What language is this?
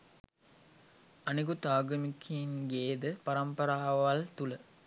Sinhala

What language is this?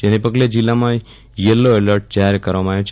Gujarati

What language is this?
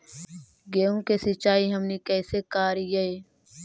Magahi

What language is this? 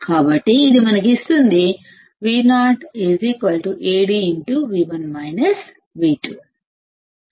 Telugu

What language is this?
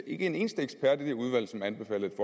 Danish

